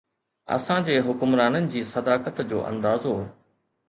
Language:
Sindhi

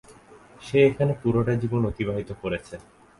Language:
Bangla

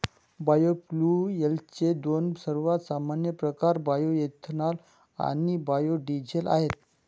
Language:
Marathi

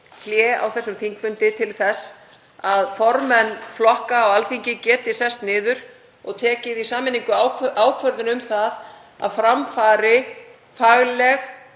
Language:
Icelandic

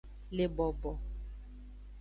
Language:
Aja (Benin)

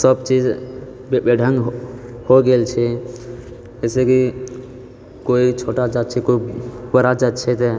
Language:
Maithili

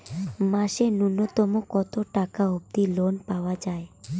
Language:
Bangla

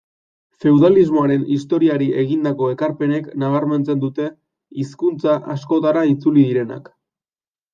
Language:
Basque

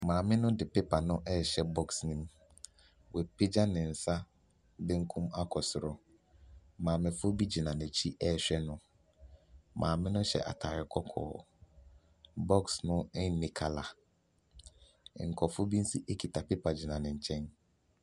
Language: Akan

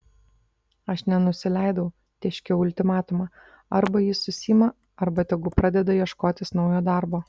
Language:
Lithuanian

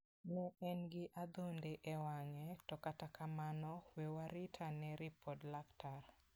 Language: Luo (Kenya and Tanzania)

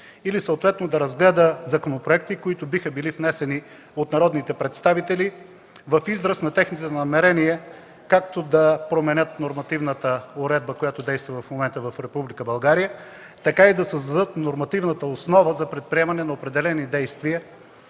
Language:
Bulgarian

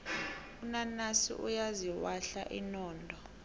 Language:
South Ndebele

